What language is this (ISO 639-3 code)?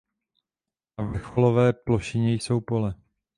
ces